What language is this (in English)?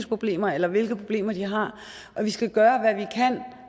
Danish